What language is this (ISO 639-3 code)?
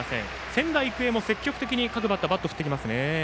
jpn